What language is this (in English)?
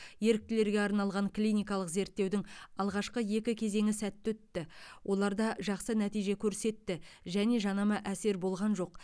Kazakh